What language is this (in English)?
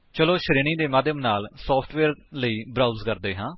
Punjabi